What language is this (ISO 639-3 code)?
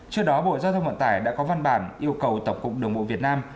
vie